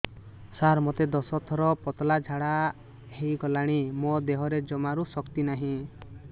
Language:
Odia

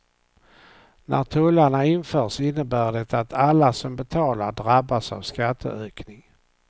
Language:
Swedish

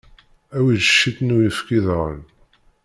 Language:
Kabyle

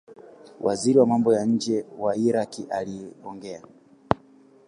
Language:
Swahili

